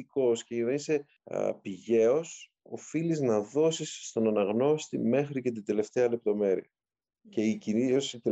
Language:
Greek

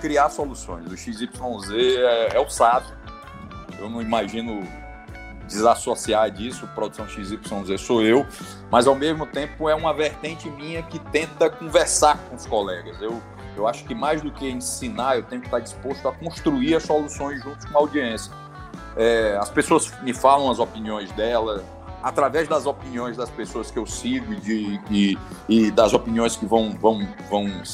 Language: Portuguese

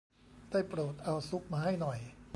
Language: Thai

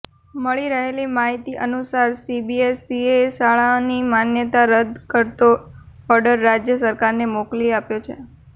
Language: Gujarati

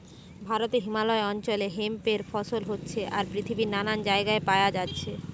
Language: Bangla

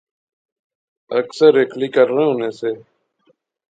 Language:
Pahari-Potwari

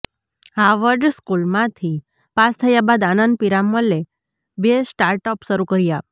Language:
Gujarati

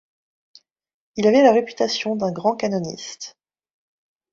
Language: French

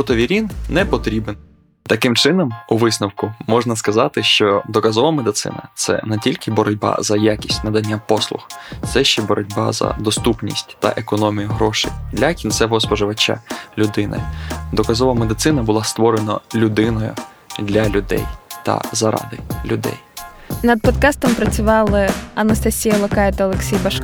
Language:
Ukrainian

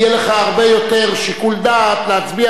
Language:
Hebrew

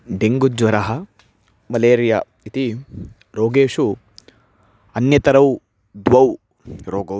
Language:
Sanskrit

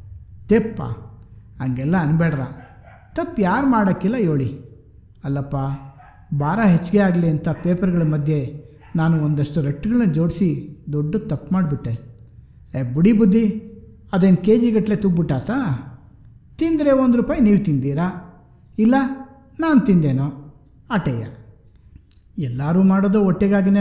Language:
Kannada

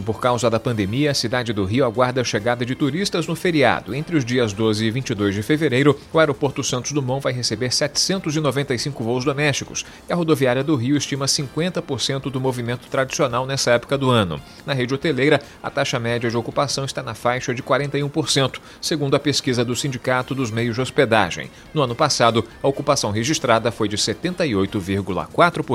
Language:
Portuguese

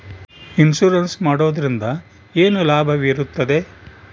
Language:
Kannada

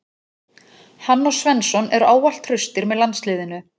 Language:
Icelandic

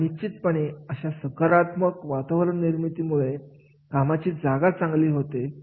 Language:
Marathi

